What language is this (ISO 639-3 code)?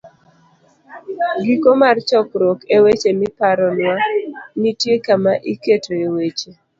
luo